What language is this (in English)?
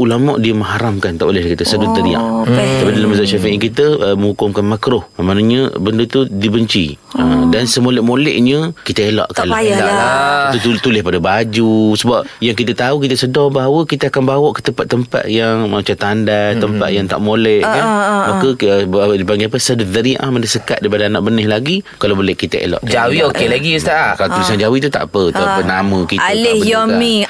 Malay